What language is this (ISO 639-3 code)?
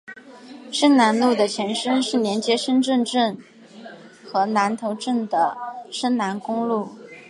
zho